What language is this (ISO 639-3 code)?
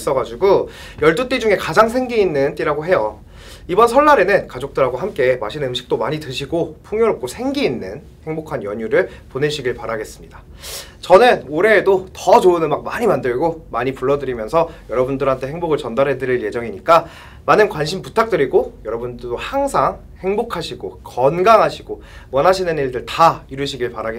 kor